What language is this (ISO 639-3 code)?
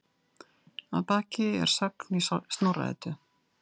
isl